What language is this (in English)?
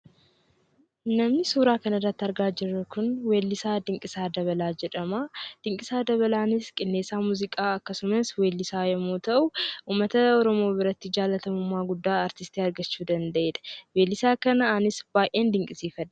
Oromo